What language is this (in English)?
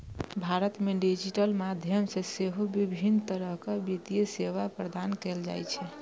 Maithili